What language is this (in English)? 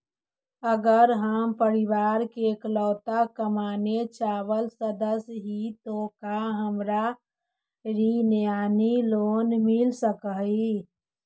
Magahi